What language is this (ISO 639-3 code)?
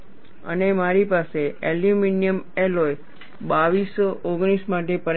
guj